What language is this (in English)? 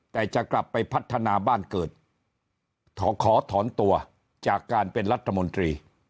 Thai